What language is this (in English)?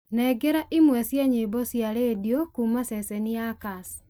Kikuyu